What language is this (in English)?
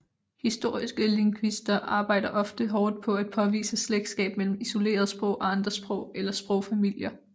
Danish